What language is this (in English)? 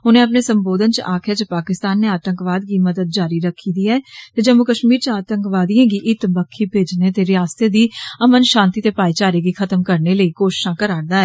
Dogri